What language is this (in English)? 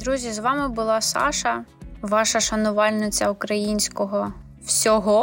Ukrainian